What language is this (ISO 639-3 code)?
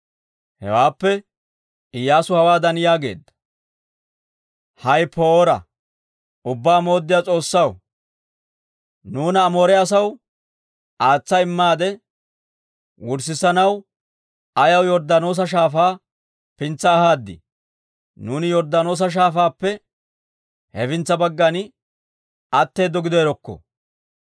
dwr